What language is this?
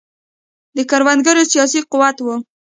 Pashto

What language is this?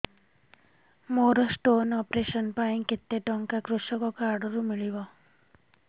Odia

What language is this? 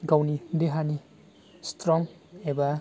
Bodo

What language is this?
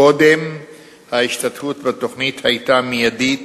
Hebrew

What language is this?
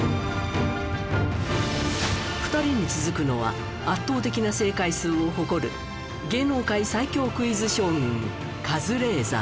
Japanese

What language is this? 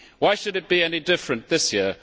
English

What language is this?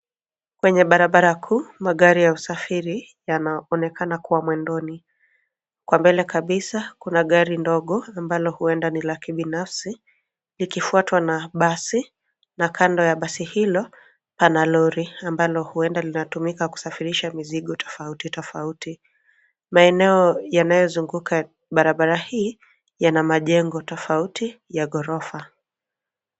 Swahili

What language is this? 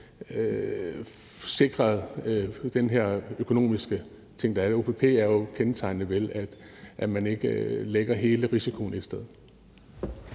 Danish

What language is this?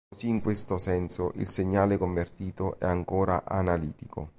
Italian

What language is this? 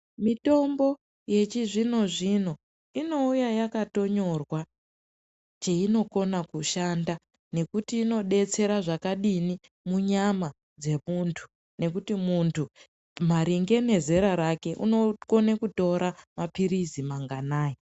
Ndau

